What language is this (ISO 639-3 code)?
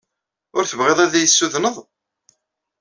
kab